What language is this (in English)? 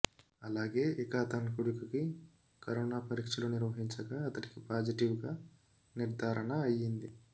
Telugu